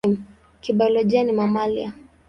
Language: Swahili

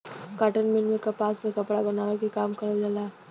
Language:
Bhojpuri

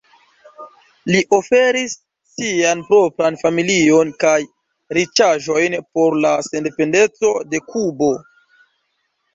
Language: Esperanto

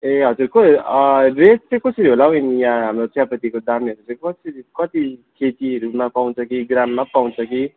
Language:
Nepali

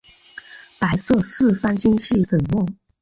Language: Chinese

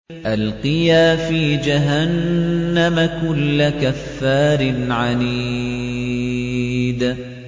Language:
Arabic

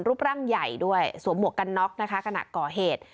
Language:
Thai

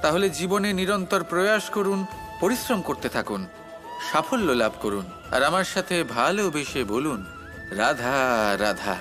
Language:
Bangla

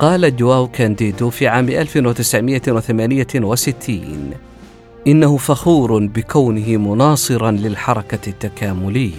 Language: Arabic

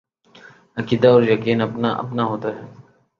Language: Urdu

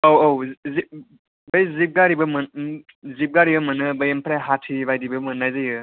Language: Bodo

